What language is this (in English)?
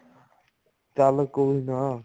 Punjabi